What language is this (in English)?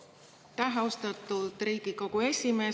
Estonian